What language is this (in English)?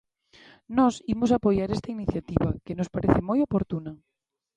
Galician